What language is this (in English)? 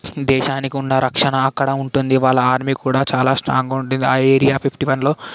Telugu